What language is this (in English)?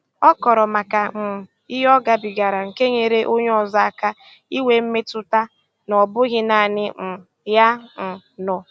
Igbo